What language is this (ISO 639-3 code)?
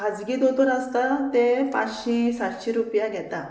kok